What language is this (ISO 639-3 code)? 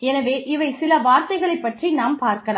tam